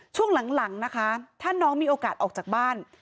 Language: Thai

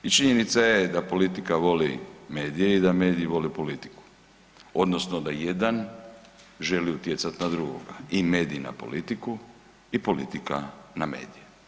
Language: Croatian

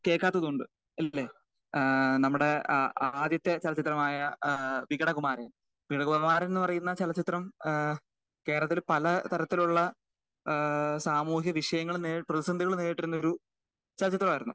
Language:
Malayalam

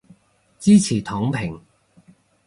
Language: Cantonese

